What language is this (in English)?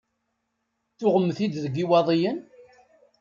Kabyle